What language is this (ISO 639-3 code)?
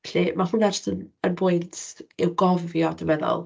cym